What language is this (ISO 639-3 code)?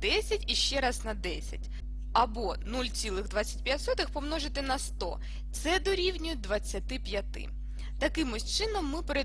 ukr